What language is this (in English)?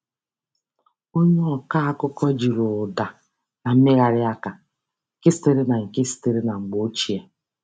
Igbo